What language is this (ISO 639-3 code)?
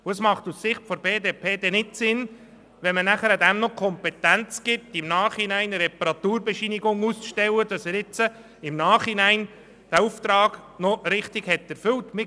gsw